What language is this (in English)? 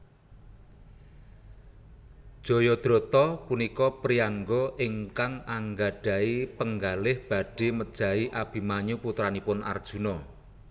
Javanese